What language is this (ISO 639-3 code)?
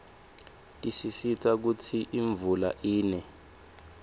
ssw